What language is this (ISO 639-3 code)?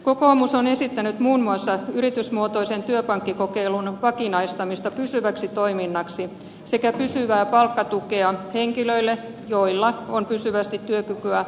fin